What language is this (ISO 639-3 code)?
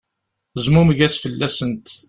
kab